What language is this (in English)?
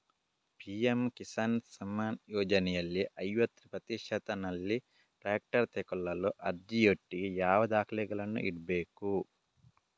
Kannada